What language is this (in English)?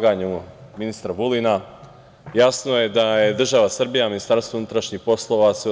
Serbian